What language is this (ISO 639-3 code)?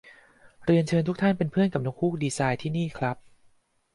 tha